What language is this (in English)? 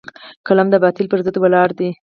Pashto